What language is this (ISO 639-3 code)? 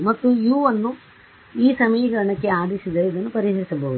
kan